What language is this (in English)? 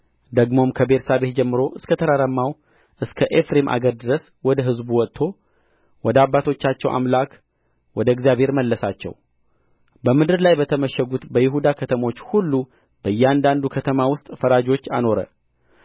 Amharic